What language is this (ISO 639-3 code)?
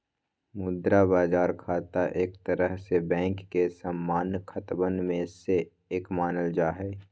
mag